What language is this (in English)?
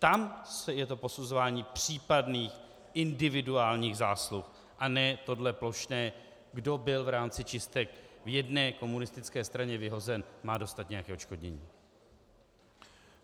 Czech